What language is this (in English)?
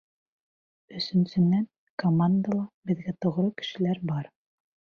Bashkir